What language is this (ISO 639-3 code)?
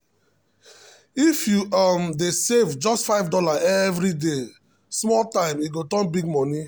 pcm